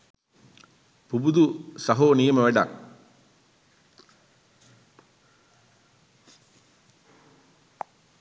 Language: Sinhala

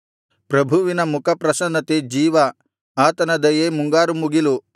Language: Kannada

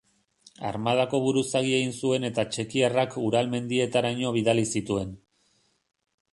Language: Basque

